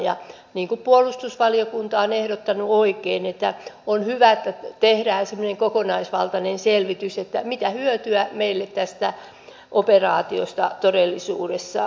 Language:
Finnish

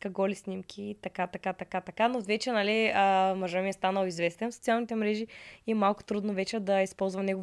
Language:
Bulgarian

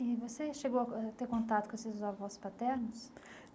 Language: Portuguese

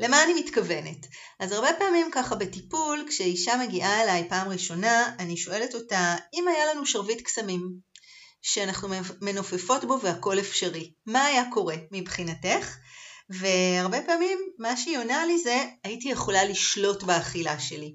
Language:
Hebrew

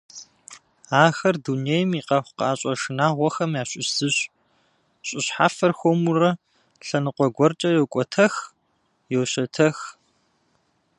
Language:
Kabardian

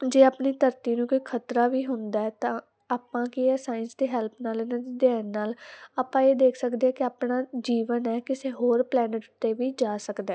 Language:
Punjabi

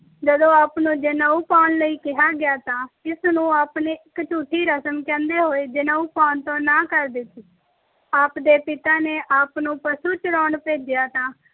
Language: Punjabi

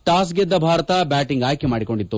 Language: Kannada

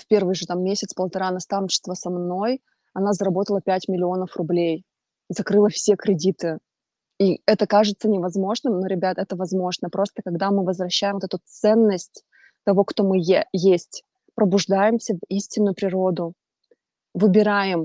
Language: Russian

